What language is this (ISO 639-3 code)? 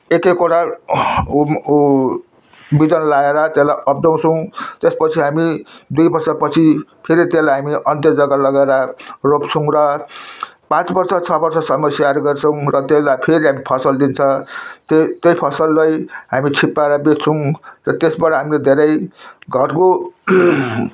nep